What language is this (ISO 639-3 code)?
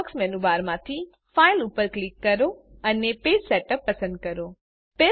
guj